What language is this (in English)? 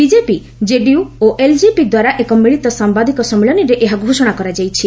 Odia